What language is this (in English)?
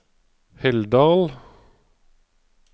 Norwegian